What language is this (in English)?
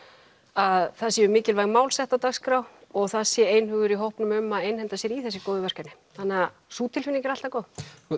Icelandic